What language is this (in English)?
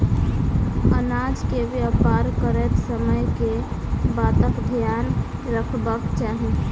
Maithili